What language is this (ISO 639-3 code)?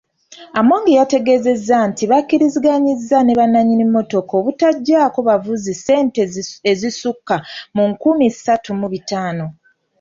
lug